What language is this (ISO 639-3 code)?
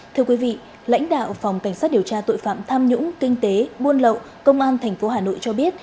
vie